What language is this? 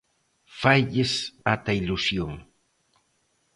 Galician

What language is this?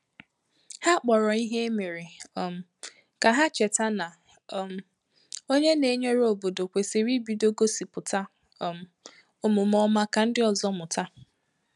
Igbo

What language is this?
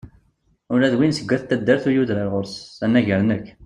Kabyle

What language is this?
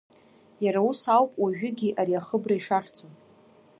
Abkhazian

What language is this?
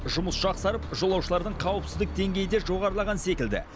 Kazakh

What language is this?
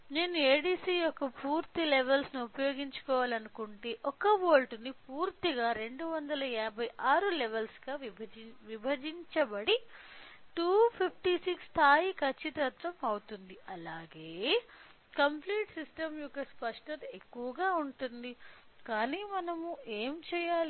Telugu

